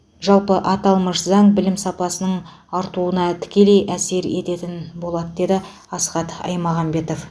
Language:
Kazakh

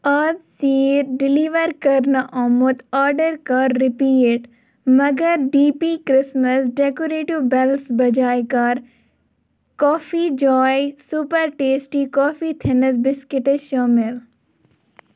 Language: Kashmiri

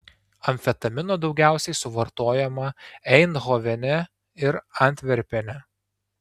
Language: Lithuanian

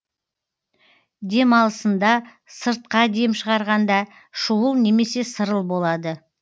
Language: Kazakh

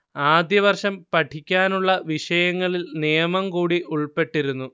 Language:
Malayalam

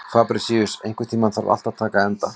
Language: Icelandic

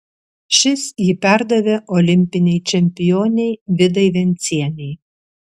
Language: Lithuanian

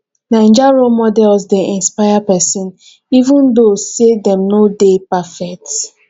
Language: Nigerian Pidgin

